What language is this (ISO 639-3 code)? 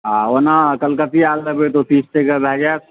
mai